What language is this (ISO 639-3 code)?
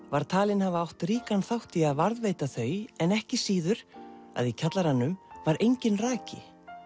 isl